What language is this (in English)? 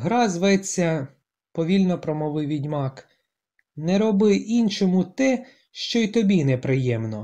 Ukrainian